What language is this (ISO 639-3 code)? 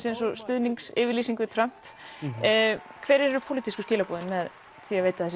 isl